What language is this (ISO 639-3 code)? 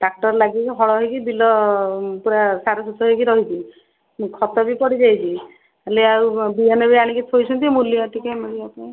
ori